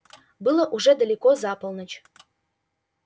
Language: Russian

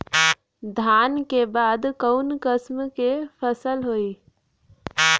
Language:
Bhojpuri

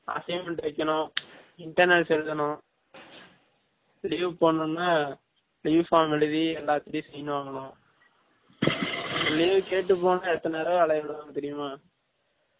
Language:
Tamil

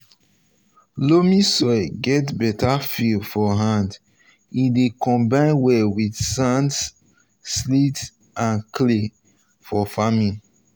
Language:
Nigerian Pidgin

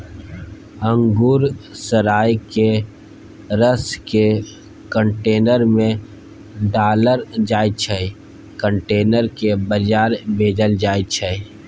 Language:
Maithili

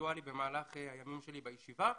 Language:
Hebrew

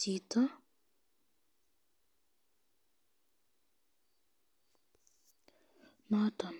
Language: Kalenjin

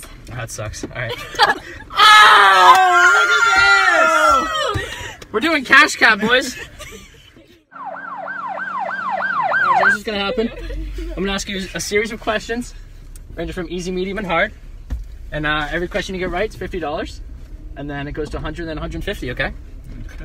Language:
English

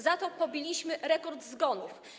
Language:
Polish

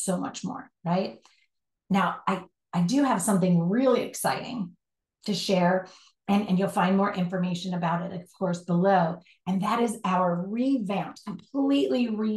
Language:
English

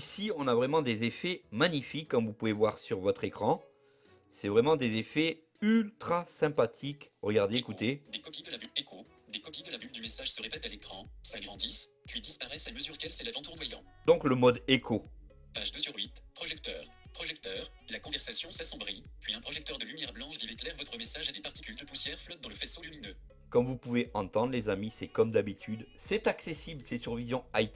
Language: French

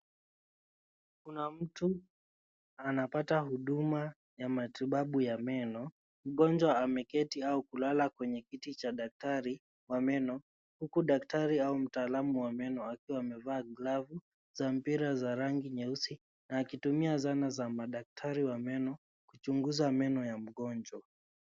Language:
Swahili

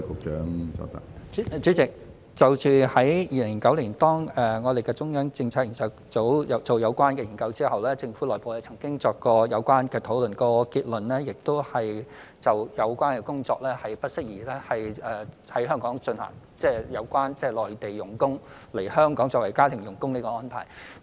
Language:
Cantonese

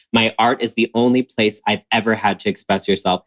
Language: English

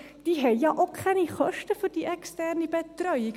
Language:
Swiss German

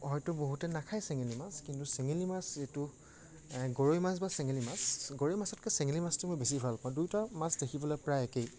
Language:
Assamese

